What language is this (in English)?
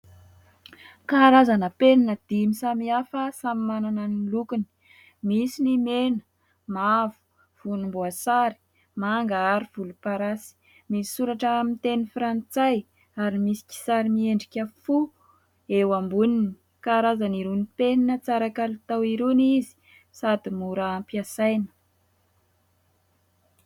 Malagasy